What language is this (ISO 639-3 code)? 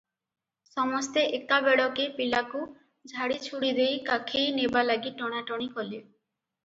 ori